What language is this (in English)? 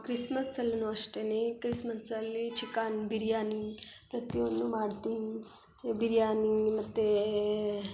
Kannada